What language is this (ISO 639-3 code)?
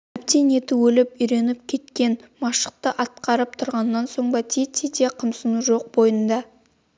kaz